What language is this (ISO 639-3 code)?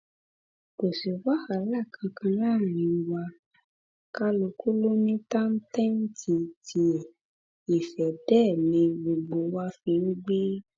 yor